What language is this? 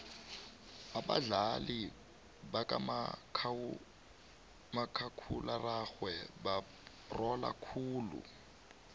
South Ndebele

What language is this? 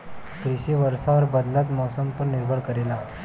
Bhojpuri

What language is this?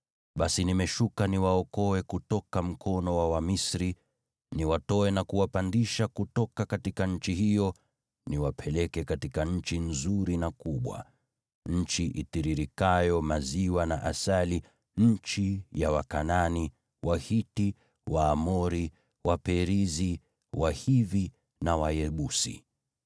Swahili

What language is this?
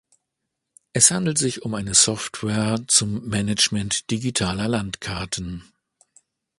German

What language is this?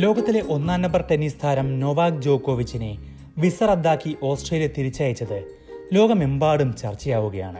Malayalam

